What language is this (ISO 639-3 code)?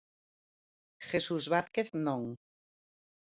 glg